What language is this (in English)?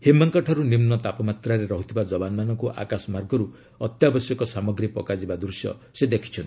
Odia